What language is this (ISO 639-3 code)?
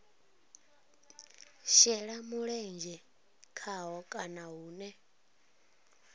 ven